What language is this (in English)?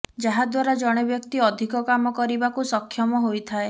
Odia